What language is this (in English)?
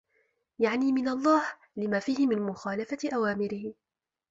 Arabic